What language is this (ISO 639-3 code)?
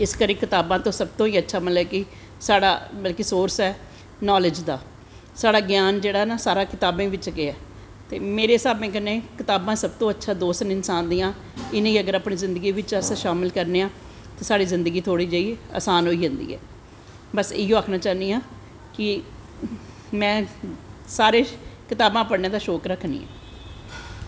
doi